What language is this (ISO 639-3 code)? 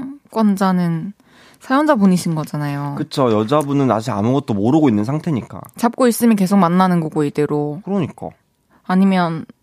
kor